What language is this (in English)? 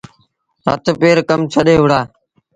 Sindhi Bhil